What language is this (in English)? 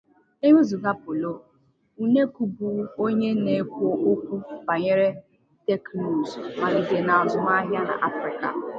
Igbo